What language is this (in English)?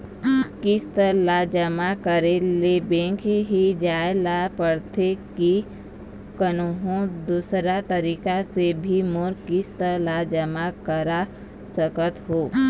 Chhattisgarhi